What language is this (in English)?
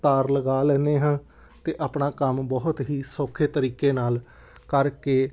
Punjabi